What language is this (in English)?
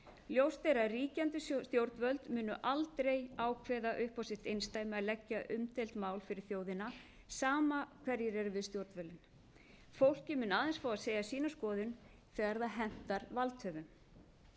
Icelandic